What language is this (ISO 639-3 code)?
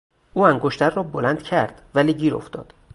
fas